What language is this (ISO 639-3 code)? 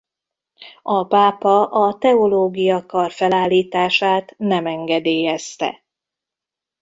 hun